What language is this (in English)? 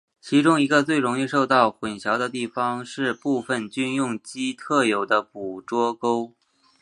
Chinese